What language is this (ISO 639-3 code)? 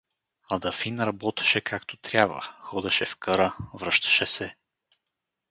bul